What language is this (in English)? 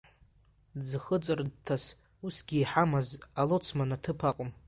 Abkhazian